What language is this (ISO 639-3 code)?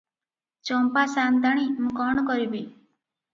ori